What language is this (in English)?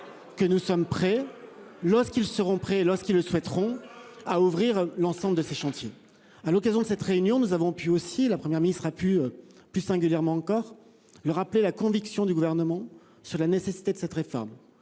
French